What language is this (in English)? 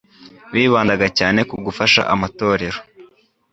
Kinyarwanda